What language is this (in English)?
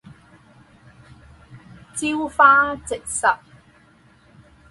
Chinese